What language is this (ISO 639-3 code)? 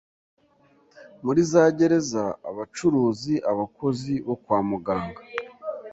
kin